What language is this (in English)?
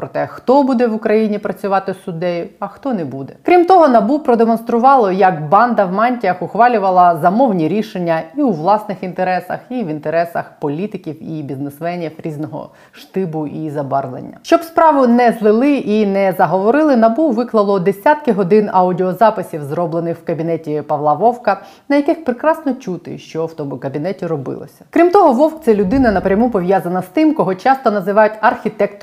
Ukrainian